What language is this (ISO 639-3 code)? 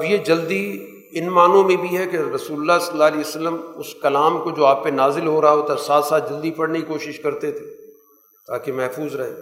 urd